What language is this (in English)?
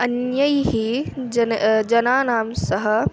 Sanskrit